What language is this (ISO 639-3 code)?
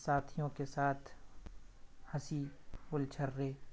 urd